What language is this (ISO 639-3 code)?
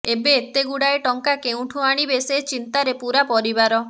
ori